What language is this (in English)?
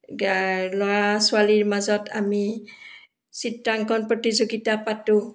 Assamese